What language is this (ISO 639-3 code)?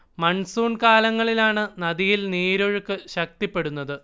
mal